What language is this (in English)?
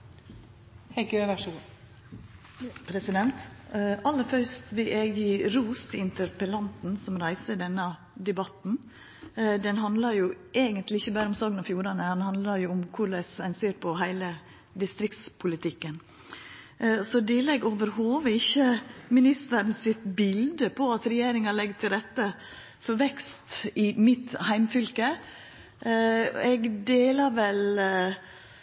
Norwegian Nynorsk